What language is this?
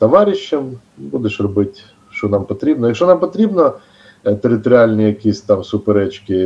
Ukrainian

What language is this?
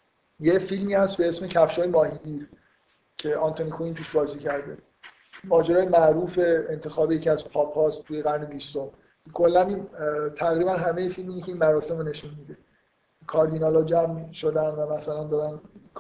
Persian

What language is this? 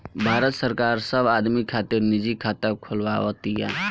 Bhojpuri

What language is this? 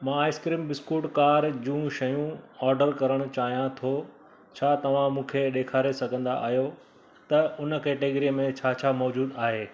Sindhi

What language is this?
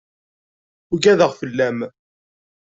Kabyle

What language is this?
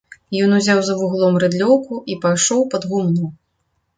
Belarusian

